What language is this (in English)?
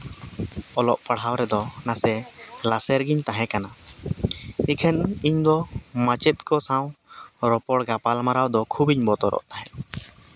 Santali